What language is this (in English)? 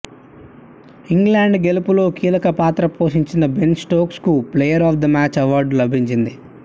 Telugu